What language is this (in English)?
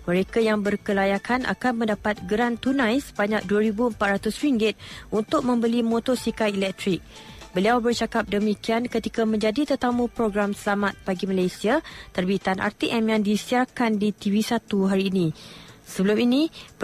Malay